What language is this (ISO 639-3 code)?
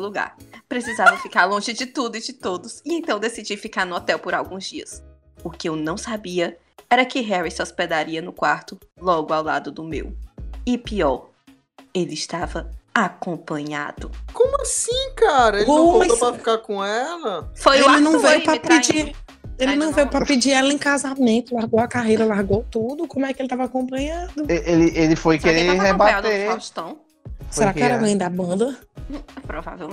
por